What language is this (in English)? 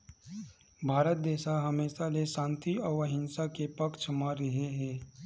Chhattisgarhi